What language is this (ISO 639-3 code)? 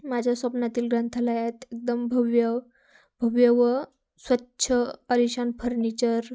mar